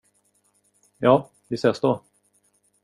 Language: Swedish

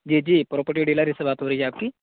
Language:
Urdu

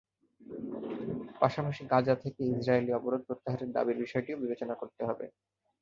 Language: Bangla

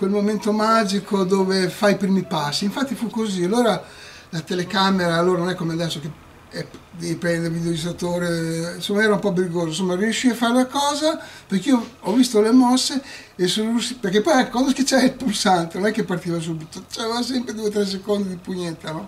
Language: Italian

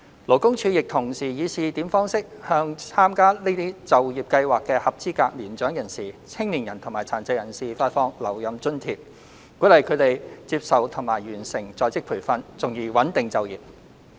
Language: Cantonese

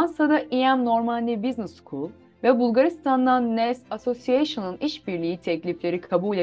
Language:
Turkish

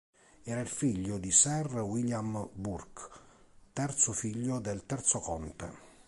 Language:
Italian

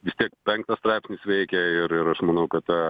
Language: Lithuanian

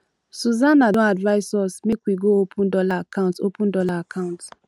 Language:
Nigerian Pidgin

